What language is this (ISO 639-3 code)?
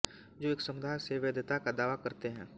hin